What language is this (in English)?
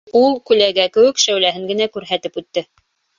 Bashkir